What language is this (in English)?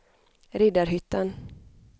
Swedish